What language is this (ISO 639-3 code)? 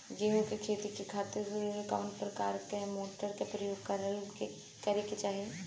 bho